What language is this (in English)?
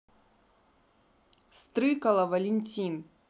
Russian